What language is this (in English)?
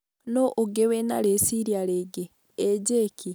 Kikuyu